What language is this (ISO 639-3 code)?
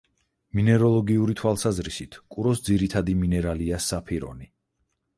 kat